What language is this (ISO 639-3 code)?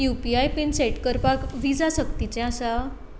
kok